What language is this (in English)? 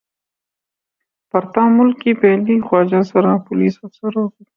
Urdu